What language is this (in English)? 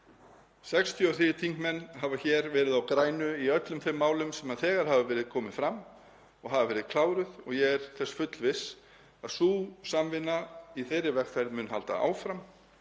Icelandic